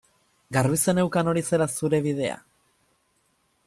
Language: Basque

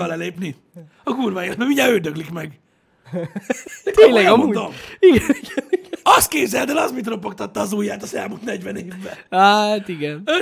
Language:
Hungarian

